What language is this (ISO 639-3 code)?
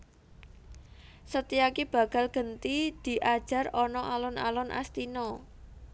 jav